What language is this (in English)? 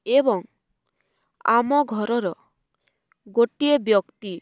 Odia